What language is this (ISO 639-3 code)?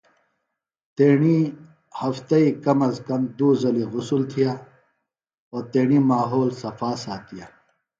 phl